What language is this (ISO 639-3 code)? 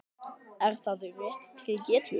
isl